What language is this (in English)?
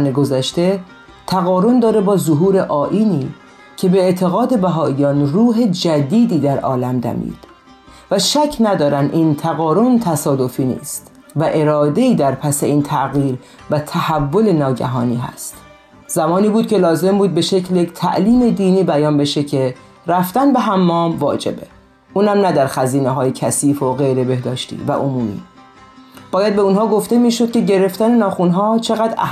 Persian